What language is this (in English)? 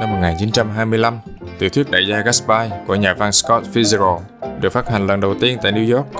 Vietnamese